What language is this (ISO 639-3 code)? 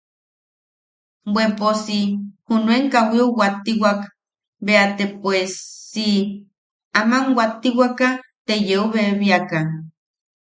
yaq